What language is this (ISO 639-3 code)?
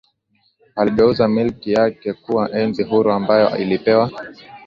swa